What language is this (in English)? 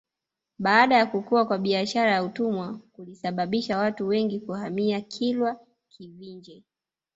Swahili